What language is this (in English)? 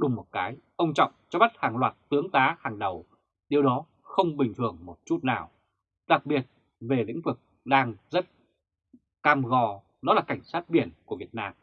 Vietnamese